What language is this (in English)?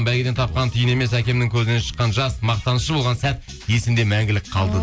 Kazakh